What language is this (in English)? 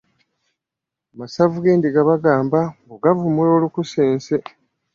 Ganda